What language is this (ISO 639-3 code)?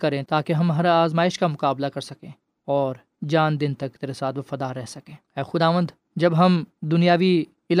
urd